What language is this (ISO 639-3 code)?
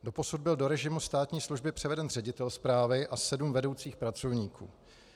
ces